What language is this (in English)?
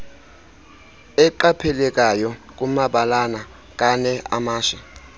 Xhosa